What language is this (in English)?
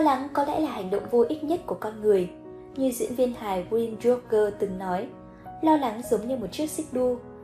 Vietnamese